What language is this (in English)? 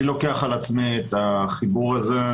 Hebrew